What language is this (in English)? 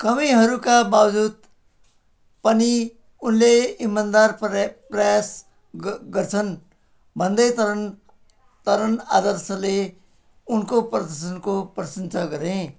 Nepali